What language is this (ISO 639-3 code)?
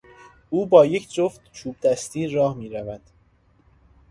fas